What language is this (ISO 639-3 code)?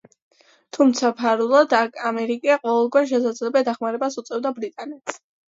kat